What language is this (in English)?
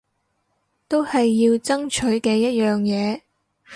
Cantonese